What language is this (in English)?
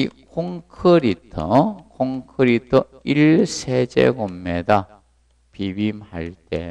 Korean